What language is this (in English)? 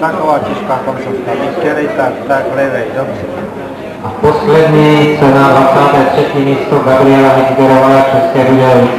Czech